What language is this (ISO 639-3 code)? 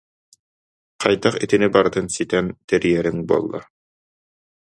sah